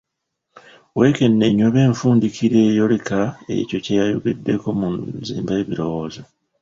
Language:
Ganda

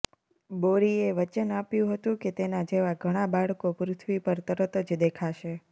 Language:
Gujarati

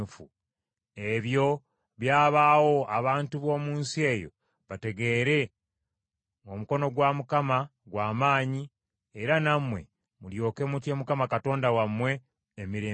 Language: Ganda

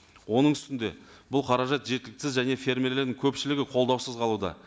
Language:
Kazakh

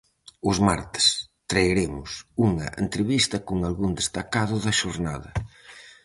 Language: Galician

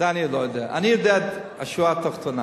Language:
Hebrew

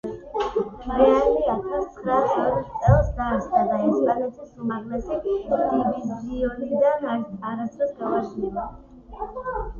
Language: Georgian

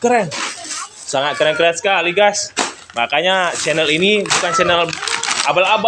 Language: Indonesian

